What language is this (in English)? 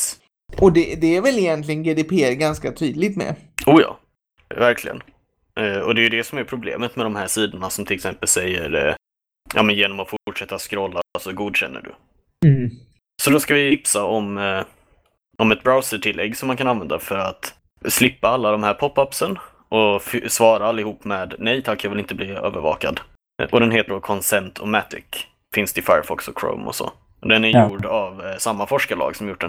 Swedish